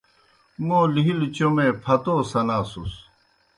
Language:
Kohistani Shina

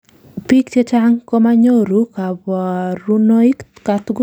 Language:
Kalenjin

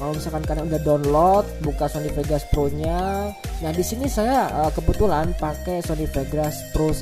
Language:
Indonesian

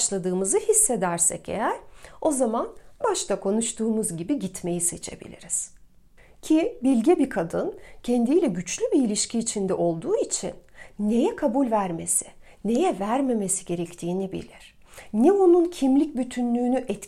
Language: Turkish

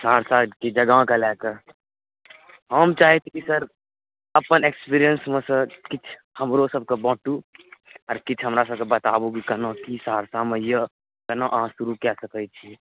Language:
Maithili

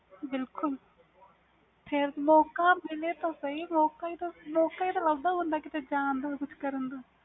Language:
Punjabi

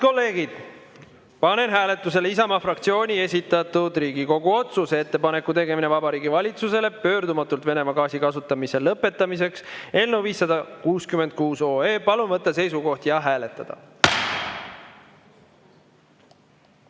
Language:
Estonian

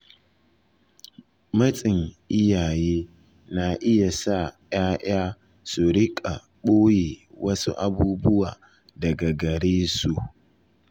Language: Hausa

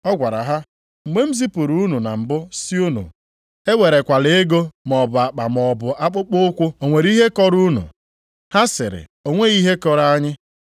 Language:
Igbo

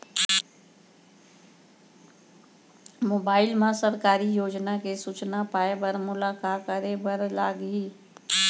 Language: Chhattisgarhi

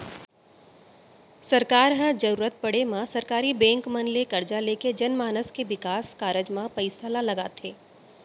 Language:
Chhattisgarhi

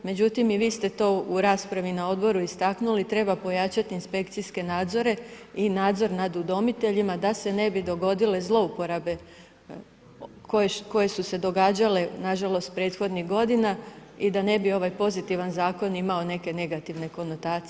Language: Croatian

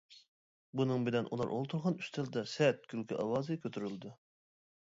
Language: Uyghur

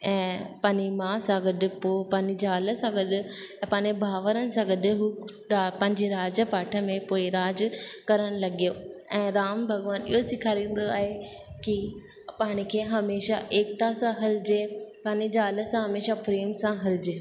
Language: Sindhi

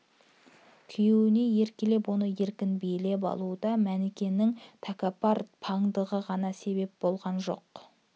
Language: Kazakh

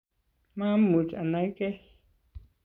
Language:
Kalenjin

